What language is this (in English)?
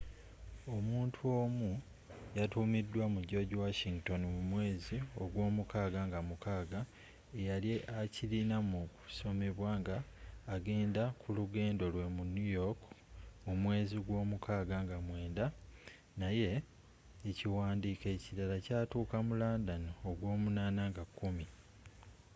Ganda